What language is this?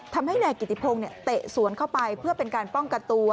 Thai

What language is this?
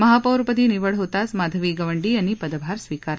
Marathi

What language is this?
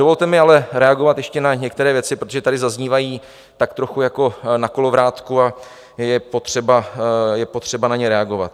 Czech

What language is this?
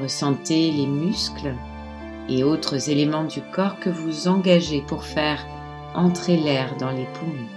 French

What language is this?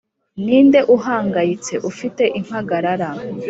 Kinyarwanda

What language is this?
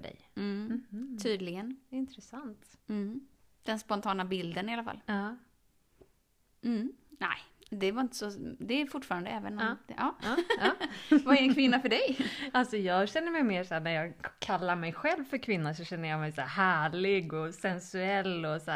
Swedish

